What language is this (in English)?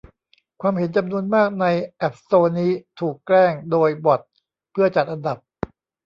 Thai